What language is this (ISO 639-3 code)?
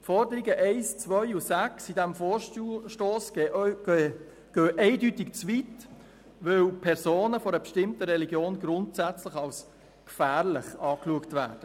gsw